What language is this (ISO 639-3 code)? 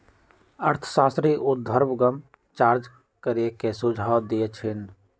mag